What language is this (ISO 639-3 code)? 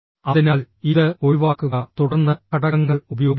mal